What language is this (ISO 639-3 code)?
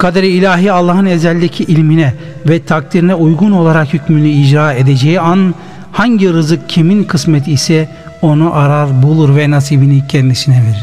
tur